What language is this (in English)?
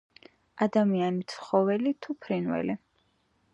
Georgian